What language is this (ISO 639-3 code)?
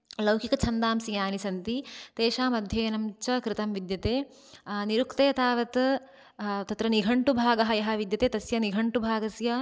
san